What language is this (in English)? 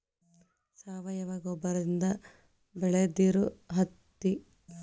Kannada